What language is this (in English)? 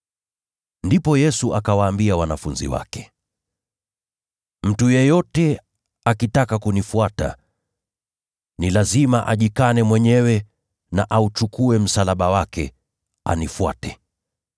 Swahili